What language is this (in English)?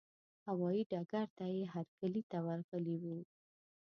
Pashto